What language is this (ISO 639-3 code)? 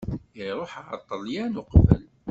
kab